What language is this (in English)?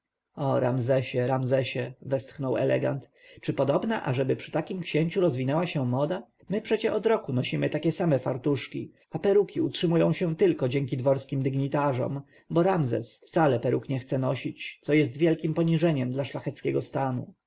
Polish